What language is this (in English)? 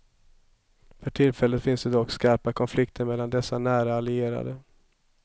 Swedish